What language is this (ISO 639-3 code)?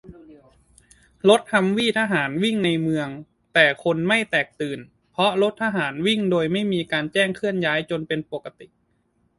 tha